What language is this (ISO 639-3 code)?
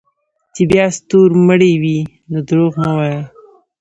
pus